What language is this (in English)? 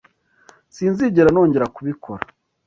Kinyarwanda